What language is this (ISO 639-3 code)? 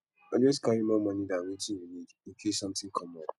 pcm